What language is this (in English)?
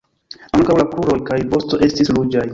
Esperanto